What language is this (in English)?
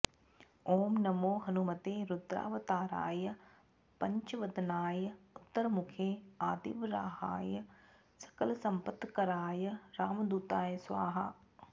Sanskrit